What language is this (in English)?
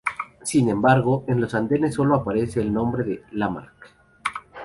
Spanish